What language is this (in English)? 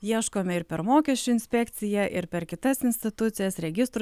Lithuanian